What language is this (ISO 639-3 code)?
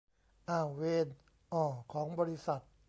tha